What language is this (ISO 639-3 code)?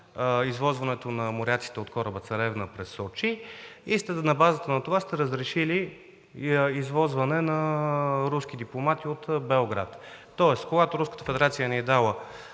bul